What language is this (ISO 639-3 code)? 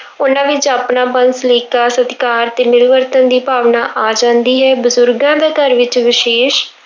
pan